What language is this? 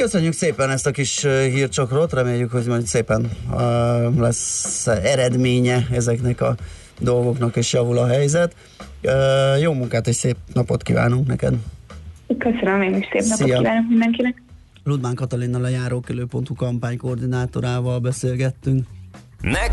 Hungarian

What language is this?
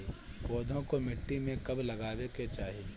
Bhojpuri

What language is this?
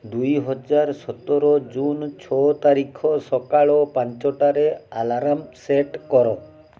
Odia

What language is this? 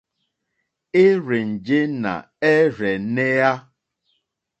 Mokpwe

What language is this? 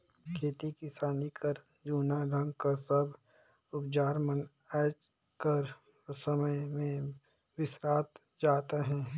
Chhattisgarhi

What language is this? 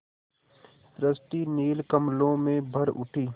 Hindi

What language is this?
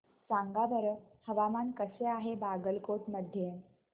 Marathi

